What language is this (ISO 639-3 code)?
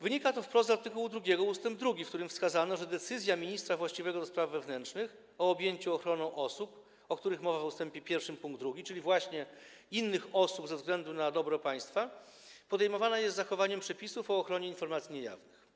pol